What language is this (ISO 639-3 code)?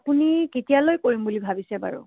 asm